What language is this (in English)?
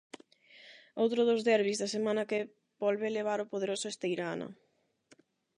Galician